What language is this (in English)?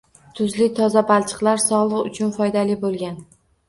Uzbek